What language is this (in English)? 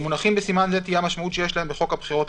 Hebrew